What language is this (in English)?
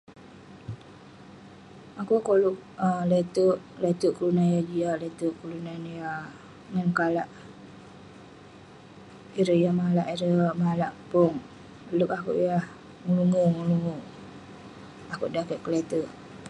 Western Penan